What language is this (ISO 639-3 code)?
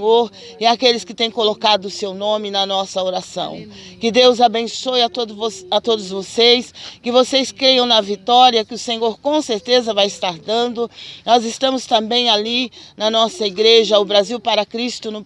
por